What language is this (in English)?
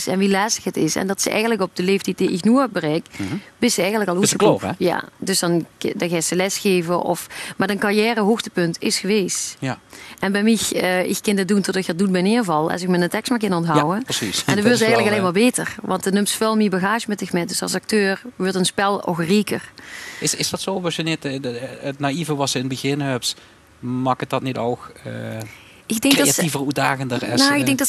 Dutch